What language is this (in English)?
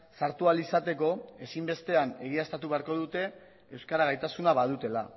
Basque